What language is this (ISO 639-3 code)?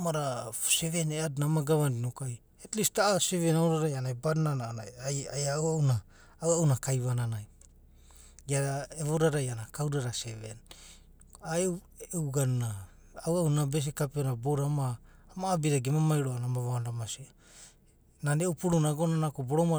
kbt